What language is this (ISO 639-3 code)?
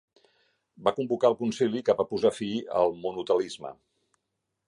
cat